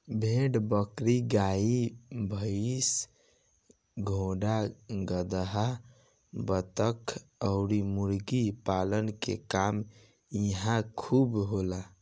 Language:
Bhojpuri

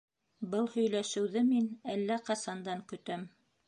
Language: Bashkir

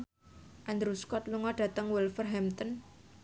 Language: Javanese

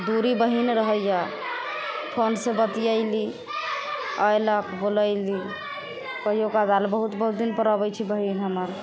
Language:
Maithili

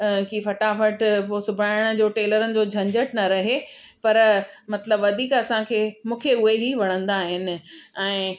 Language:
Sindhi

